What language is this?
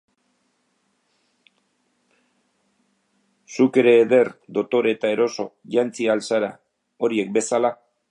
Basque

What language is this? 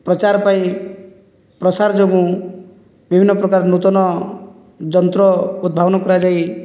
Odia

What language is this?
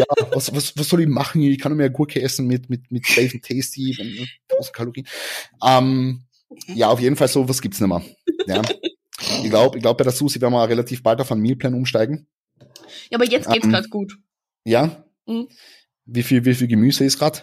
German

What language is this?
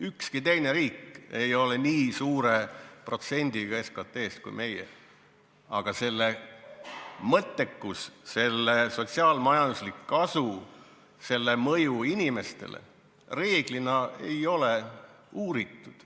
Estonian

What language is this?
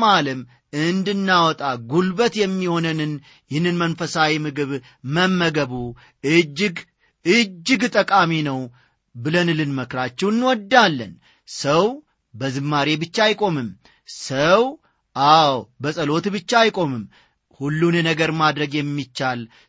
Amharic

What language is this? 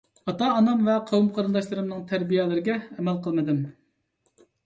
Uyghur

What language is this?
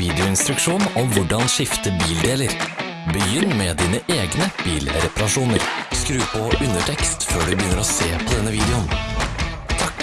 Norwegian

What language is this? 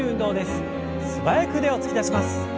Japanese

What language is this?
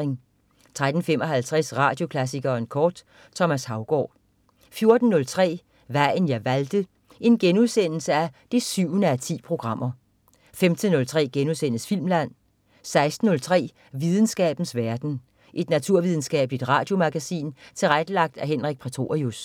Danish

